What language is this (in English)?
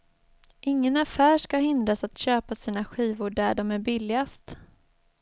Swedish